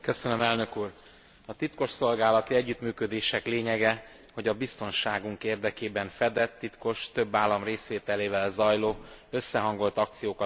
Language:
Hungarian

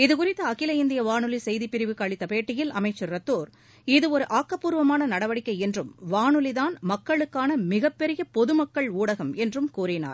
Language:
Tamil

